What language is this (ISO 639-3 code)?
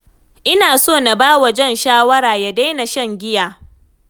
hau